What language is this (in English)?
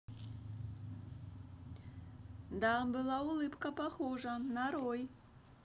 Russian